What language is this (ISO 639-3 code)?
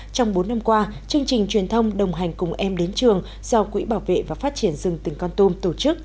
vie